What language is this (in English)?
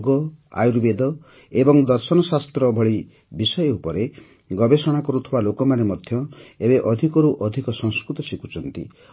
Odia